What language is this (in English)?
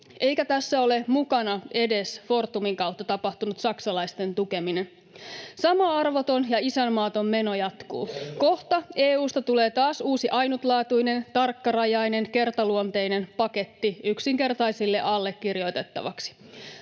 Finnish